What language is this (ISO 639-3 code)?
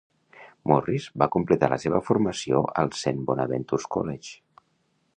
cat